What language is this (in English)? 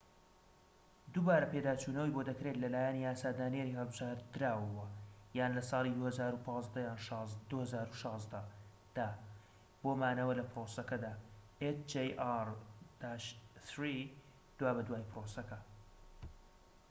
Central Kurdish